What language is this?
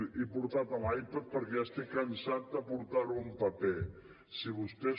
Catalan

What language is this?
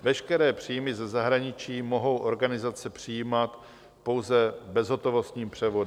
Czech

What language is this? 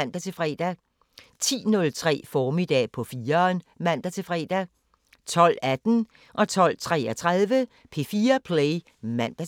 Danish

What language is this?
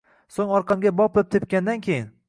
Uzbek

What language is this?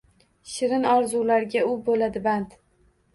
Uzbek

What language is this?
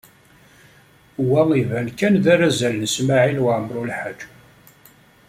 Kabyle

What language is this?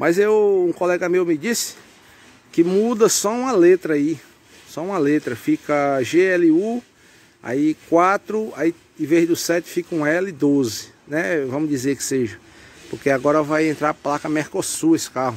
Portuguese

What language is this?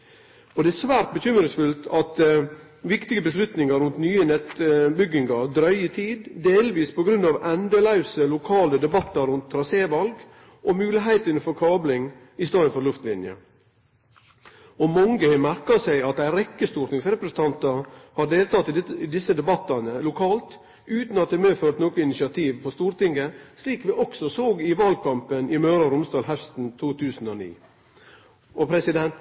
Norwegian Nynorsk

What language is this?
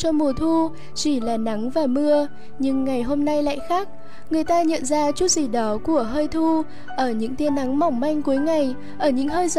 Vietnamese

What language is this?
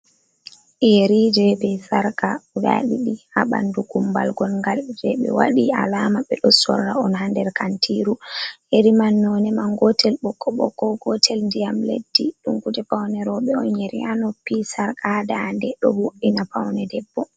Fula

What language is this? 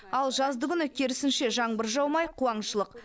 Kazakh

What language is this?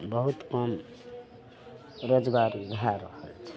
Maithili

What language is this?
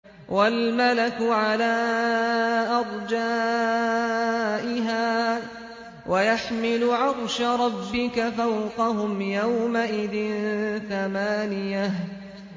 Arabic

